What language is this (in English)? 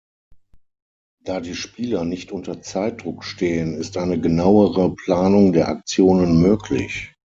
German